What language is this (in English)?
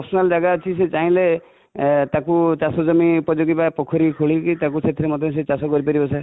Odia